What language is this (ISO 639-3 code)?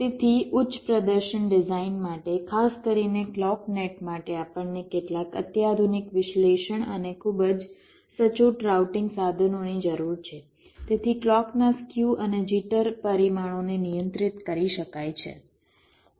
guj